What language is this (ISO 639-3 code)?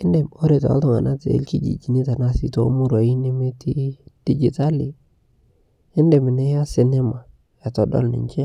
mas